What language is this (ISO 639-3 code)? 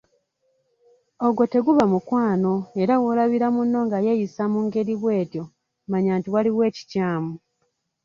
lug